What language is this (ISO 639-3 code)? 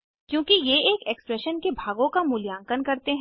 hin